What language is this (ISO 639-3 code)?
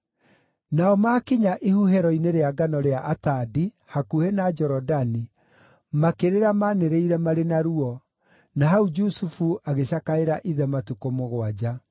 kik